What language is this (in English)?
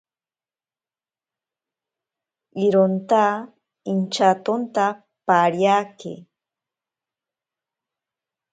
Ashéninka Perené